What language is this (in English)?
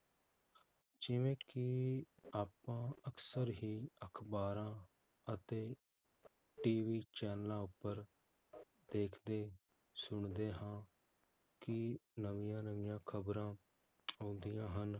Punjabi